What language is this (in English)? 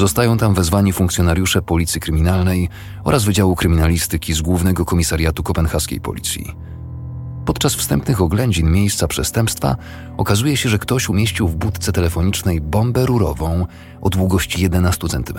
Polish